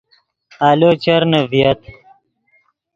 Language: Yidgha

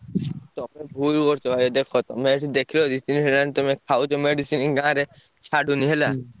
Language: Odia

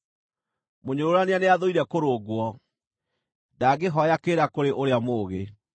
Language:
Kikuyu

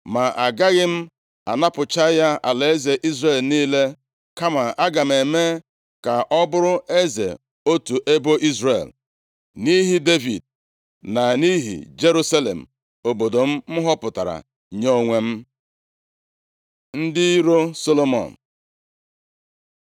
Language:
Igbo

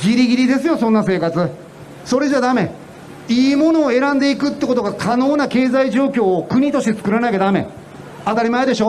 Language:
Japanese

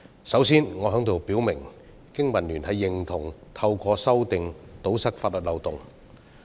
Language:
Cantonese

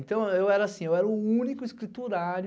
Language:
Portuguese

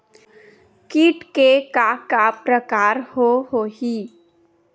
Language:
Chhattisgarhi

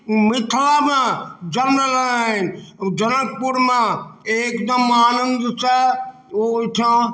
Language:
Maithili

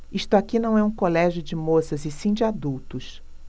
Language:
Portuguese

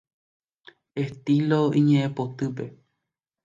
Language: Guarani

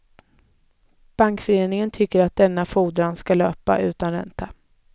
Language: Swedish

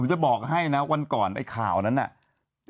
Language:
Thai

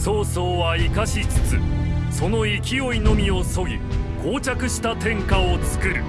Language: Japanese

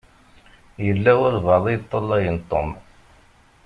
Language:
Kabyle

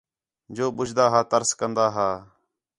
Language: Khetrani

